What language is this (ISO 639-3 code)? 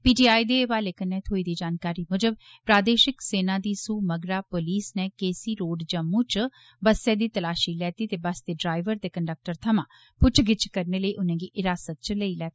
doi